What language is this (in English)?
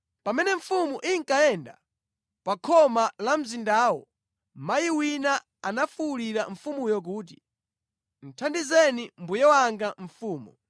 Nyanja